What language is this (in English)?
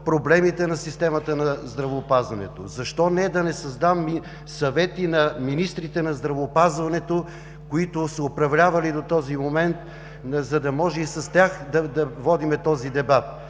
Bulgarian